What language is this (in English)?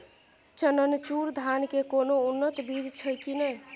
Maithili